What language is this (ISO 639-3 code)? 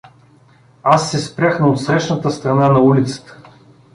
bul